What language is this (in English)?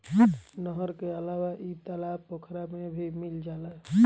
Bhojpuri